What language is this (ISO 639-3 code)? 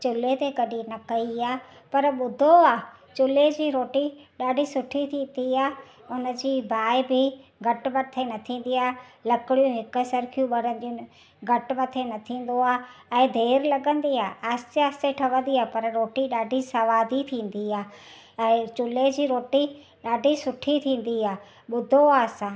snd